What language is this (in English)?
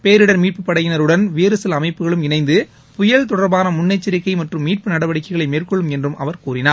Tamil